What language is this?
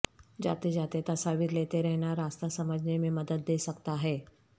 Urdu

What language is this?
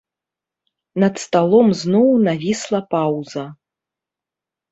Belarusian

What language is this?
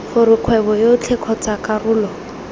Tswana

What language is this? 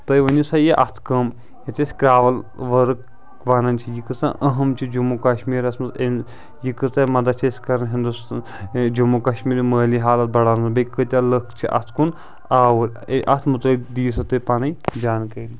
Kashmiri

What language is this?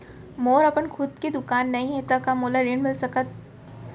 Chhattisgarhi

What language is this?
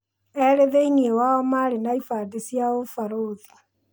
Kikuyu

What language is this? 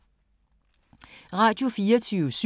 Danish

